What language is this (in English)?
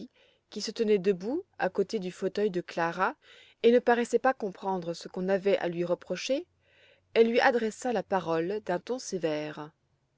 French